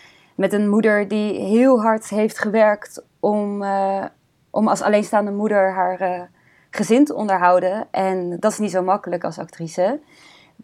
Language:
Dutch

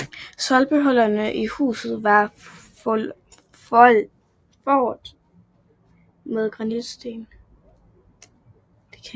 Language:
Danish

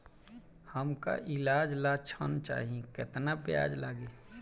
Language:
Bhojpuri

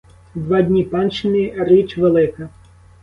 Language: Ukrainian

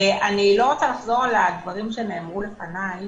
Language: Hebrew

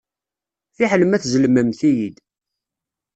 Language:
Kabyle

